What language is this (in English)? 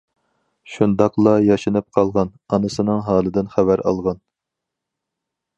Uyghur